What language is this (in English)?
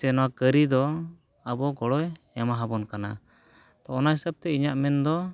Santali